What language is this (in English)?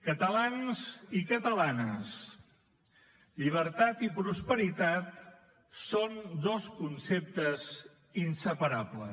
Catalan